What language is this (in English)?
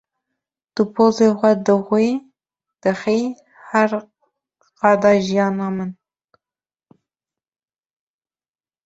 Kurdish